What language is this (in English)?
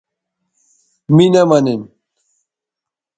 Bateri